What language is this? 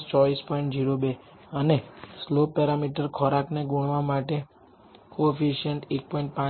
Gujarati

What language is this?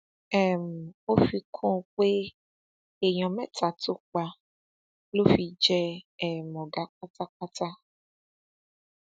Yoruba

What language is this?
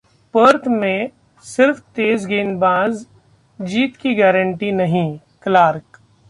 Hindi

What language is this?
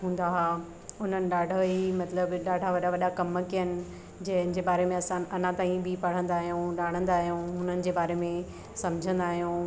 Sindhi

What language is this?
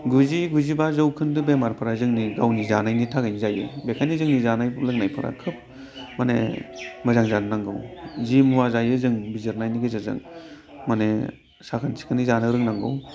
Bodo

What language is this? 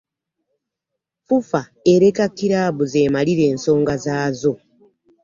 Ganda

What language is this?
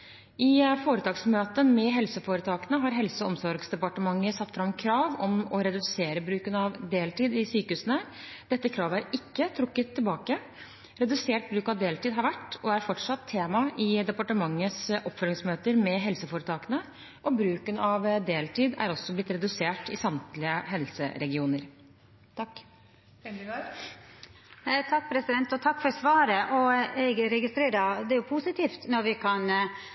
Norwegian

